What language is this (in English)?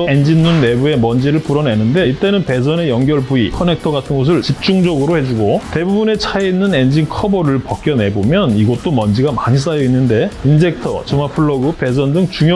Korean